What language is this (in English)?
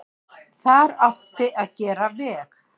Icelandic